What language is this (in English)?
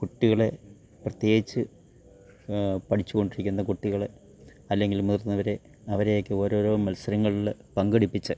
Malayalam